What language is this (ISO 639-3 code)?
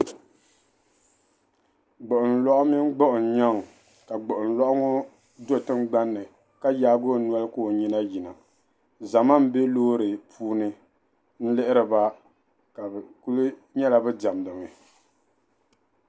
dag